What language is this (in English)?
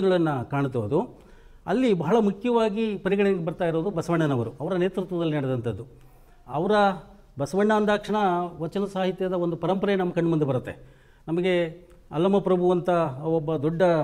Kannada